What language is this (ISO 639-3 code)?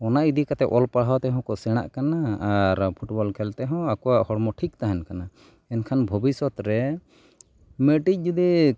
sat